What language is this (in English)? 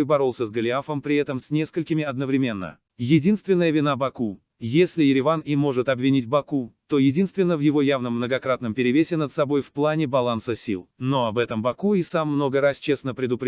Russian